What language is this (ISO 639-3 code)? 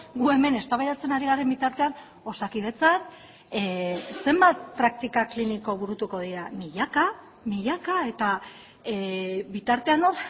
eus